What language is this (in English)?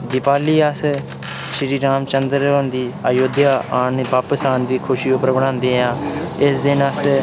Dogri